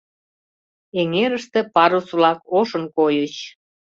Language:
Mari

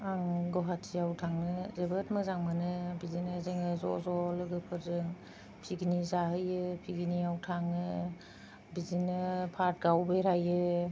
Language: Bodo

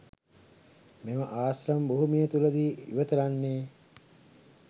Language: Sinhala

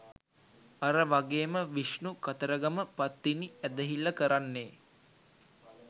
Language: Sinhala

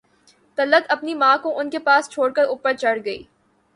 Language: Urdu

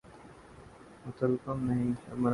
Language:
Urdu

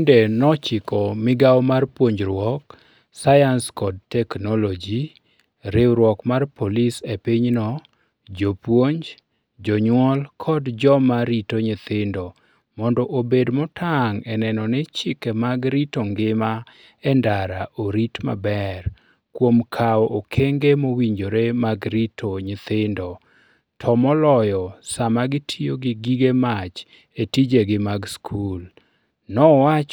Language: Luo (Kenya and Tanzania)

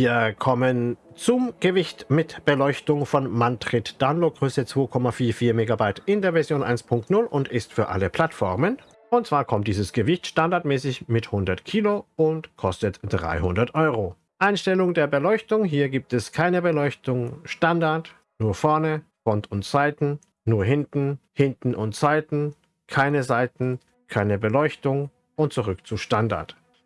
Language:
German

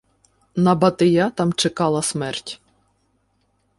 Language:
Ukrainian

